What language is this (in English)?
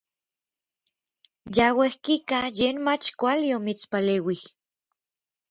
Orizaba Nahuatl